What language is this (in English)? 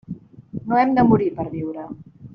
Catalan